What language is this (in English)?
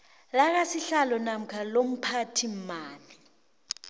South Ndebele